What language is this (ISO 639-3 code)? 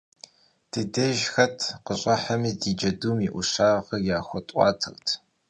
kbd